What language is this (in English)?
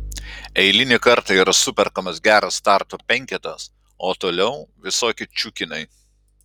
Lithuanian